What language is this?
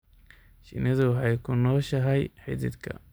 Somali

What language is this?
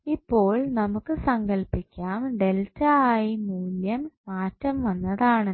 Malayalam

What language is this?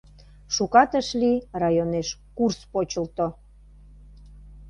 Mari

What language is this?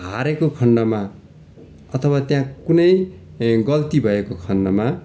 Nepali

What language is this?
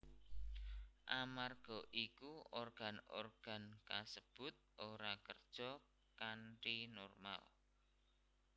Javanese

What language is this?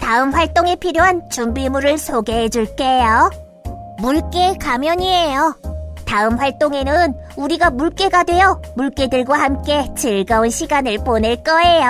Korean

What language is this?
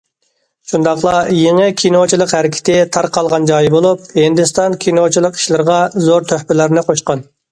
Uyghur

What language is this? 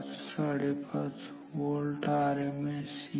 Marathi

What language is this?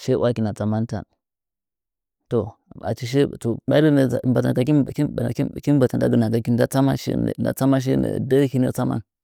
Nzanyi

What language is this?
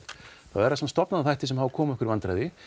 Icelandic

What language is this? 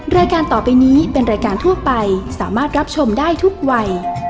Thai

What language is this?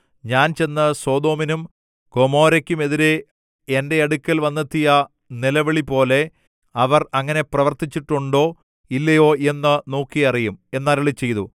Malayalam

